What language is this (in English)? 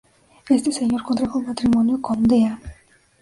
Spanish